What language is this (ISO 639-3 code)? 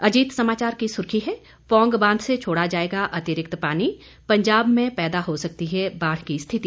hin